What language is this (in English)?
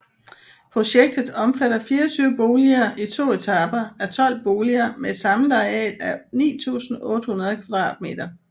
Danish